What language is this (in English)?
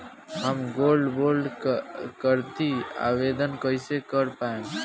Bhojpuri